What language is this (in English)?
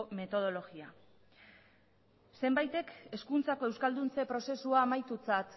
Basque